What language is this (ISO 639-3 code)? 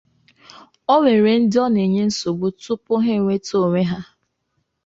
ibo